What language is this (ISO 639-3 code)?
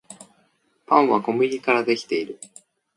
jpn